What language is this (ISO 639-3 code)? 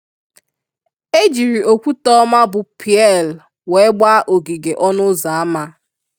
ibo